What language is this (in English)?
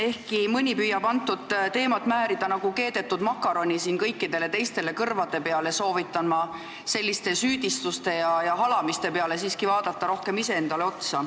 Estonian